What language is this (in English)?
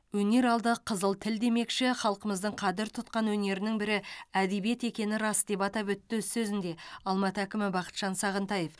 Kazakh